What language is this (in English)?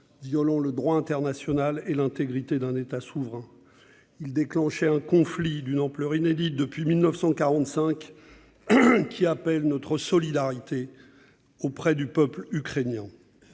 French